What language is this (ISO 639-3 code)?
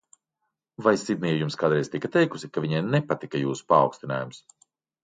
lav